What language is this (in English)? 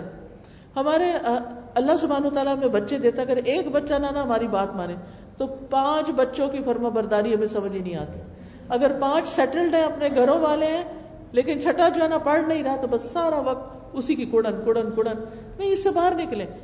Urdu